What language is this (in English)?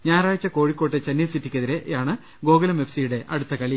Malayalam